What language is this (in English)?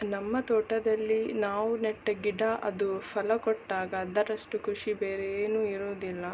Kannada